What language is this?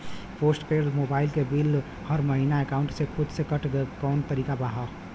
Bhojpuri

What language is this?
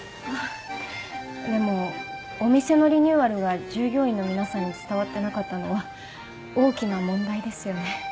Japanese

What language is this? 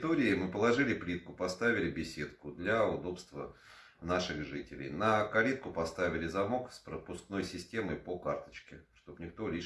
Russian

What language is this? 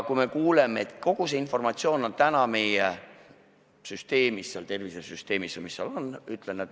Estonian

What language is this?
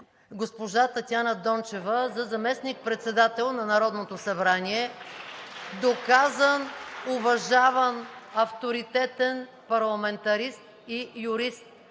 Bulgarian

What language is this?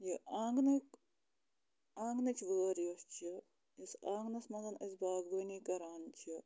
Kashmiri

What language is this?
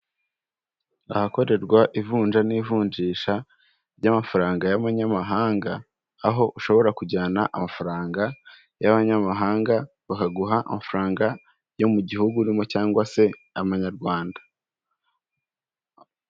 Kinyarwanda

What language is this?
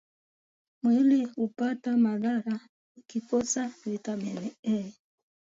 Swahili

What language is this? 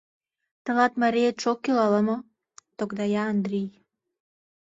Mari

